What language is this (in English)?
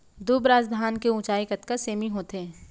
Chhattisgarhi